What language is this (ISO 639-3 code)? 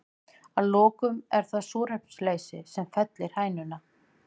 isl